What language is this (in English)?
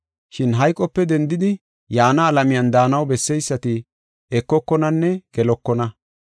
Gofa